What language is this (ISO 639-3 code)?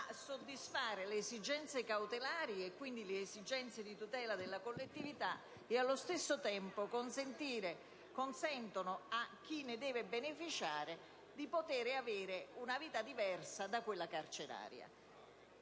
ita